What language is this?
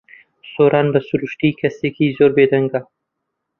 Central Kurdish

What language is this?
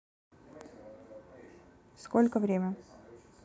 Russian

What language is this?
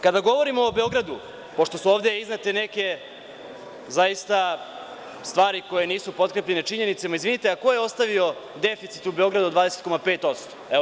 Serbian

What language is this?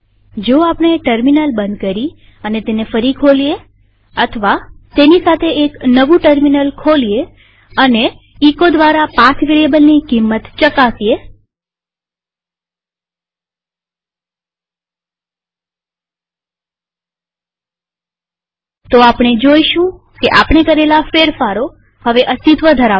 Gujarati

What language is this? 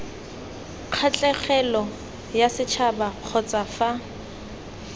Tswana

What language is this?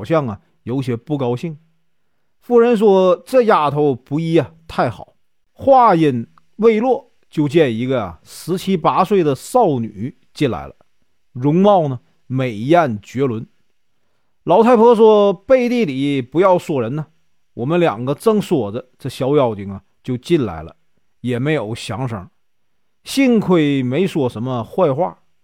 Chinese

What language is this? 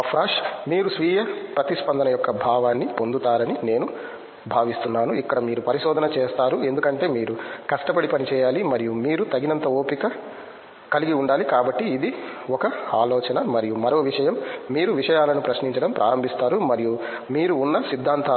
Telugu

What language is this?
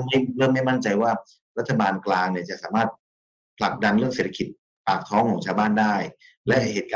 Thai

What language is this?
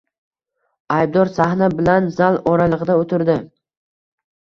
Uzbek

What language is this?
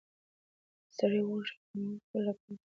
Pashto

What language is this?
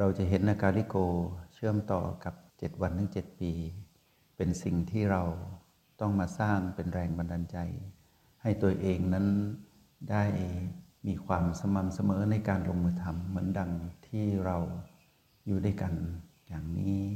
Thai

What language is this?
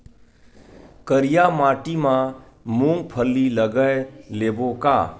Chhattisgarhi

